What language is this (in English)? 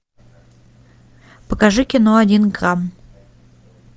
Russian